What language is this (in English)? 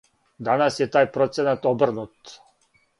Serbian